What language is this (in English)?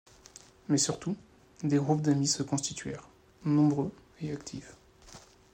French